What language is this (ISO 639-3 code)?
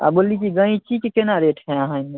mai